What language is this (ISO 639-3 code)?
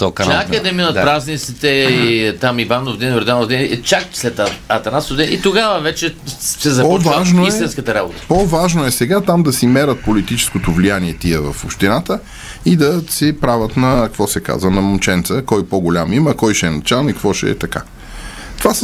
bul